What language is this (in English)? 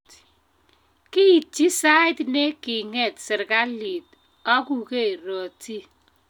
Kalenjin